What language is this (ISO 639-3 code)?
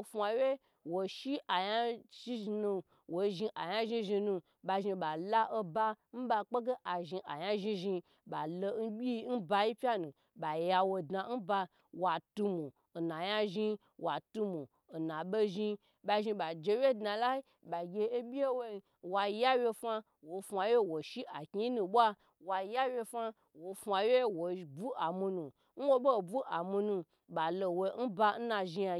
gbr